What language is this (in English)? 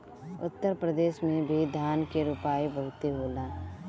Bhojpuri